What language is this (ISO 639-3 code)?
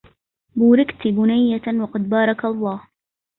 ara